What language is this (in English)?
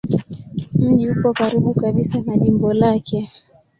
Swahili